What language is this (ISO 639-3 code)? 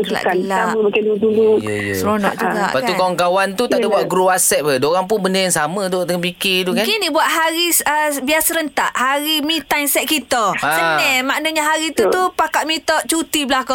msa